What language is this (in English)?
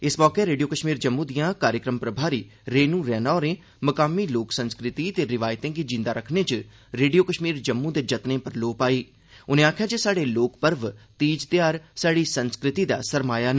Dogri